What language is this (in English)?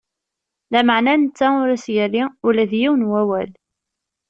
Kabyle